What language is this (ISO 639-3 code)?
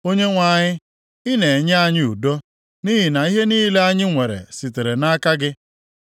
ibo